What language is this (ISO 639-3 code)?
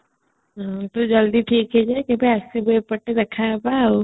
ori